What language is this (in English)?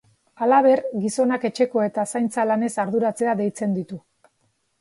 Basque